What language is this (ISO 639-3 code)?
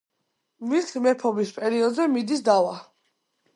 kat